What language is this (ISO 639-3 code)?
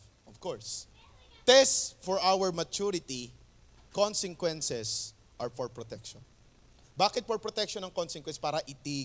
fil